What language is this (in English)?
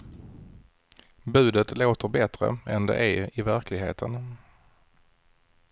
Swedish